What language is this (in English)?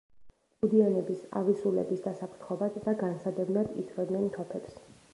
Georgian